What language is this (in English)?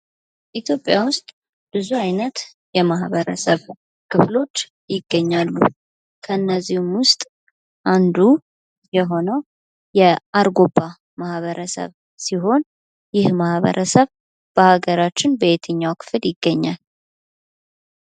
Amharic